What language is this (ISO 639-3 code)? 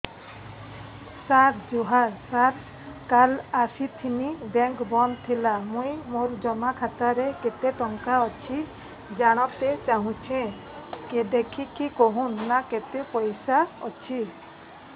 ori